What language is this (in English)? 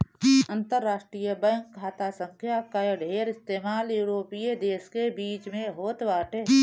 Bhojpuri